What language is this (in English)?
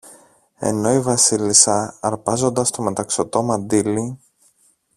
Greek